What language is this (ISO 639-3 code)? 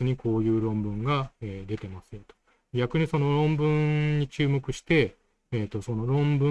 jpn